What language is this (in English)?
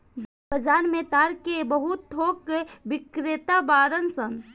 Bhojpuri